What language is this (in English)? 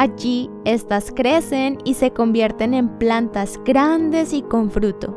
Spanish